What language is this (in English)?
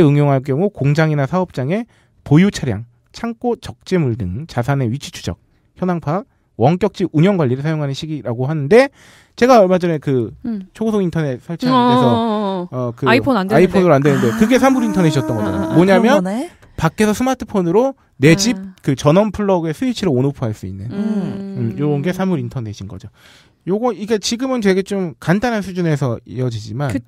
Korean